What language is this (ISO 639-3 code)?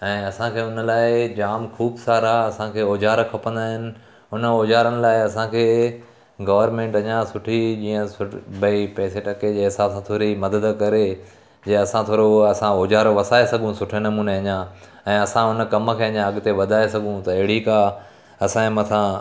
snd